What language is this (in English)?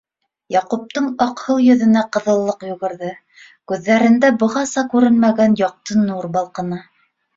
Bashkir